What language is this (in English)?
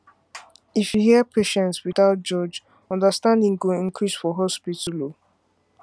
Nigerian Pidgin